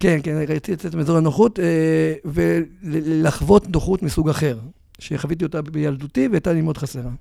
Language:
Hebrew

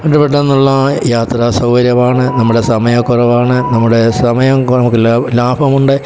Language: Malayalam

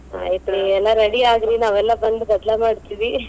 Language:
Kannada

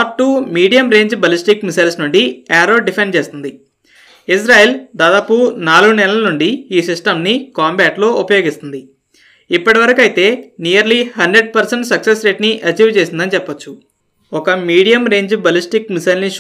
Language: Telugu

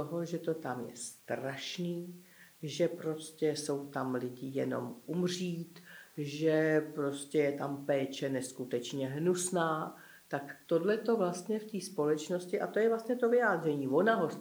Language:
Czech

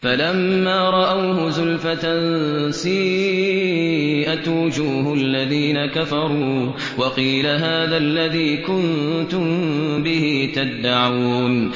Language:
Arabic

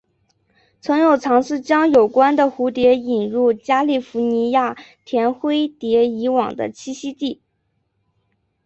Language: Chinese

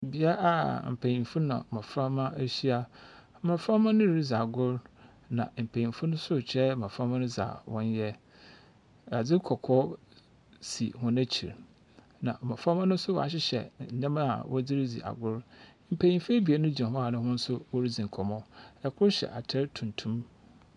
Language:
Akan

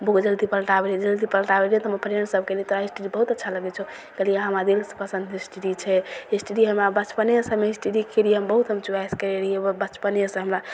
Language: Maithili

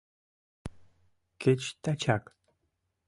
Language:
Mari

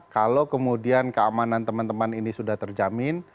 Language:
Indonesian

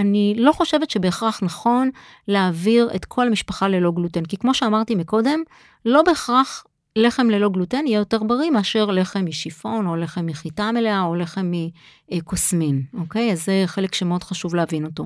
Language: Hebrew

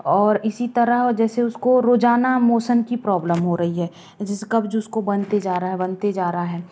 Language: Hindi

